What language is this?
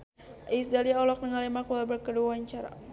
Sundanese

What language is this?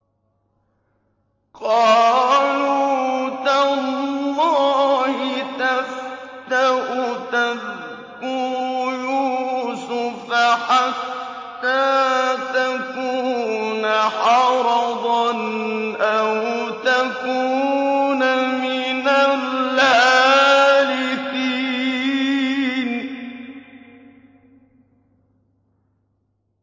Arabic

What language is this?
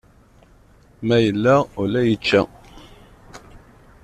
Kabyle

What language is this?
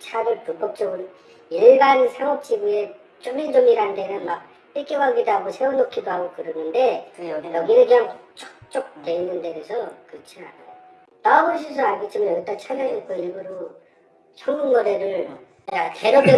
Korean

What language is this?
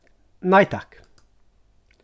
Faroese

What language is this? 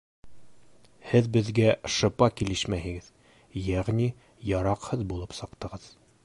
Bashkir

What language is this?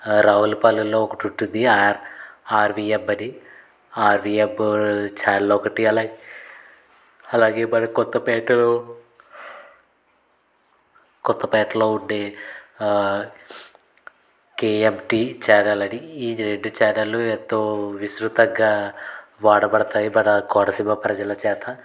Telugu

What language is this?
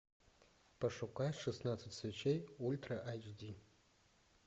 Russian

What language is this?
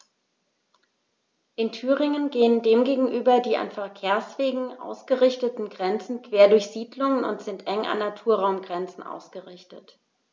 German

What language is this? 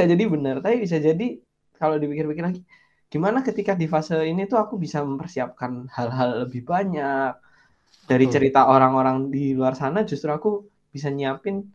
Indonesian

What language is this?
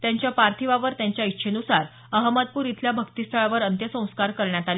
Marathi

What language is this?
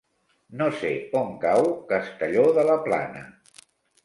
Catalan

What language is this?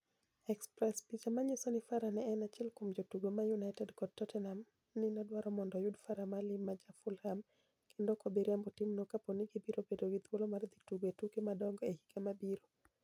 Luo (Kenya and Tanzania)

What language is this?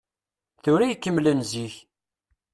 Kabyle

